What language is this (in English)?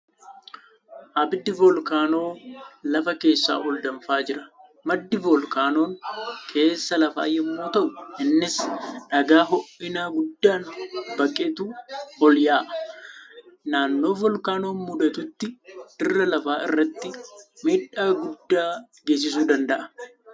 Oromo